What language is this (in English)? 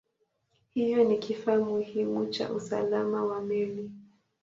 Swahili